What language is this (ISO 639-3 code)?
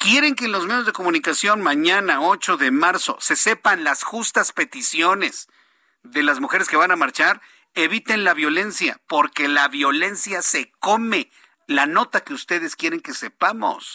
spa